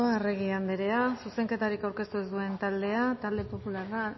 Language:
Basque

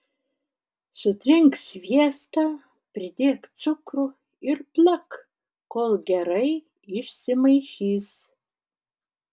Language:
Lithuanian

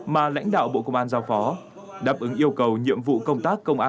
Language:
Vietnamese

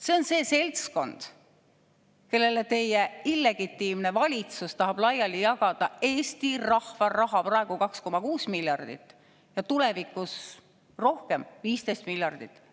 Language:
Estonian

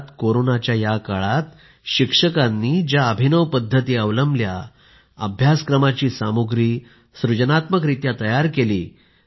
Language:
Marathi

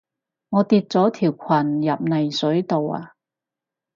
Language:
Cantonese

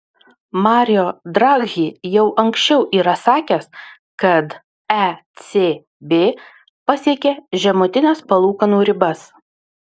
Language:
Lithuanian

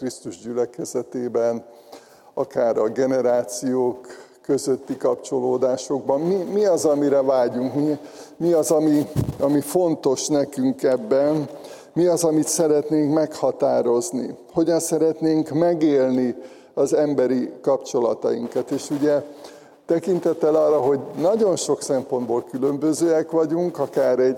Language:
Hungarian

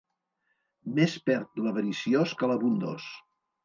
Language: Catalan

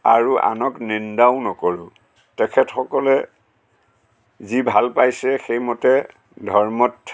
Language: Assamese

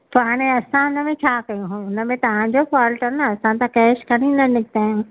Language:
Sindhi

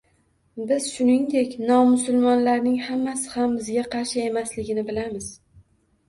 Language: Uzbek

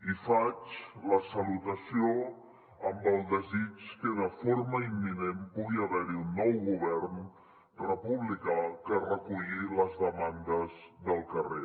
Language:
Catalan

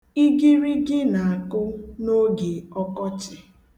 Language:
Igbo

